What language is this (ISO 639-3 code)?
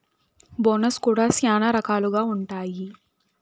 tel